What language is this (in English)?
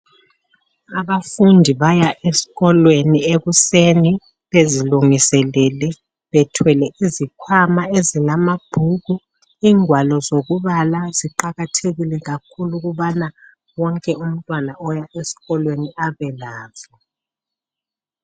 North Ndebele